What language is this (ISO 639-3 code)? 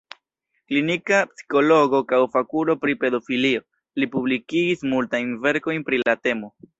epo